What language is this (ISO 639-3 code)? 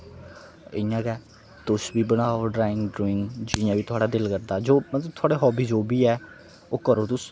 doi